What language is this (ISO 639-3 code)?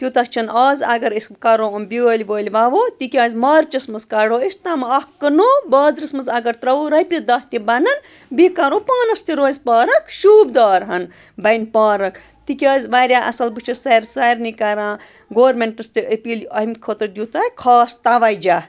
kas